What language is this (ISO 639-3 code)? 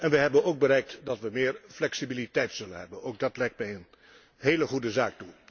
nld